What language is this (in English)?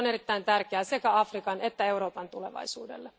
Finnish